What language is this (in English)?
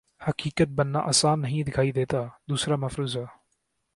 Urdu